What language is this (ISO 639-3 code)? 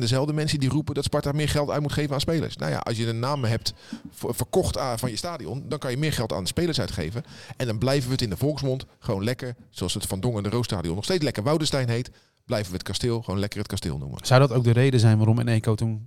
nld